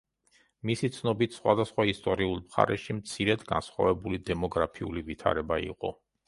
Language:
Georgian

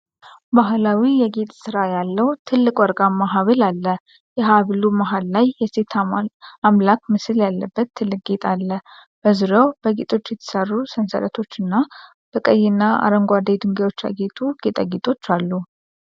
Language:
Amharic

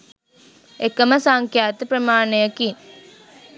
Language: Sinhala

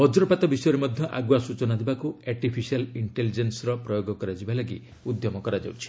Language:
Odia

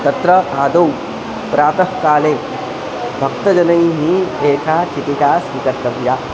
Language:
Sanskrit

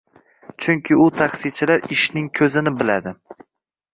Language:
Uzbek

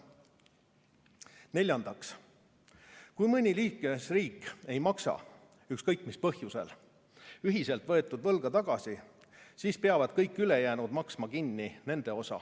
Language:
Estonian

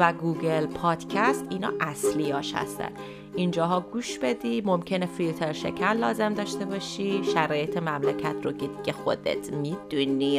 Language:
Persian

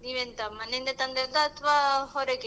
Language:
Kannada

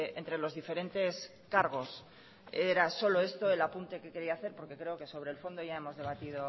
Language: Spanish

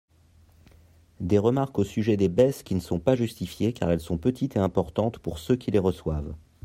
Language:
French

